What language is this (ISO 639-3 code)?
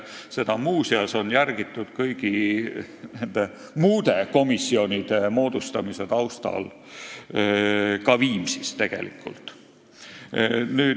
est